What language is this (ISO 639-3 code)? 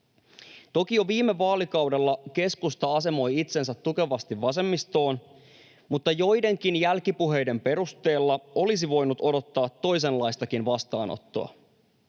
fin